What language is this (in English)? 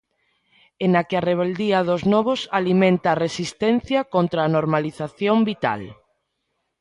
Galician